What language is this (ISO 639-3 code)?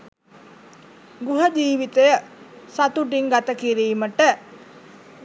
sin